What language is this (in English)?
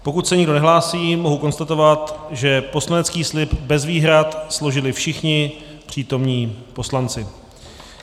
Czech